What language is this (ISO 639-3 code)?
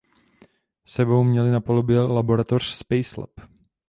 ces